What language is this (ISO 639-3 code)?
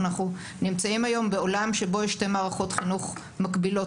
heb